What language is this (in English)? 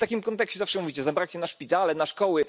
Polish